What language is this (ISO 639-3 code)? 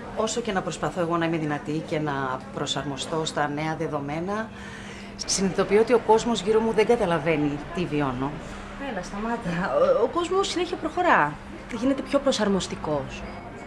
ell